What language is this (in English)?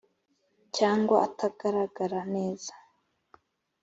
Kinyarwanda